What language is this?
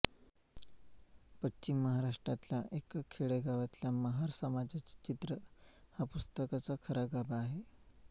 Marathi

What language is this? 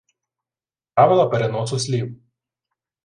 Ukrainian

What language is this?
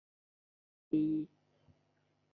Thai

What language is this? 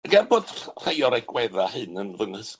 Welsh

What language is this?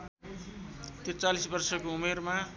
Nepali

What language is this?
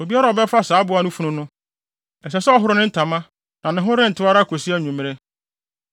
Akan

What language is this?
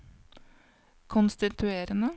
Norwegian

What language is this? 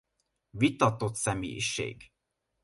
Hungarian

